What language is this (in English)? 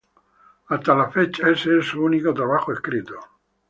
Spanish